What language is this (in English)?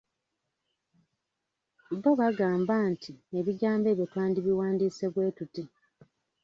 Ganda